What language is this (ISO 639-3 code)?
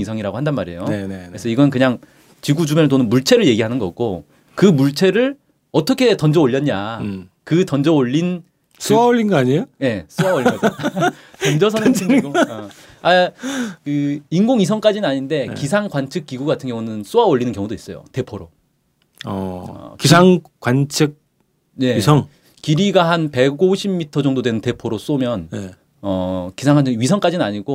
kor